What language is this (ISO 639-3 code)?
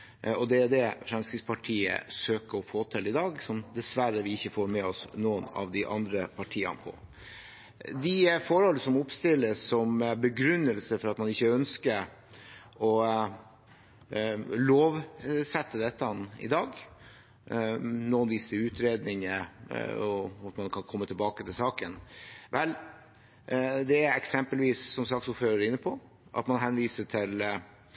nob